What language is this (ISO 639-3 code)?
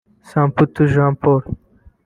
kin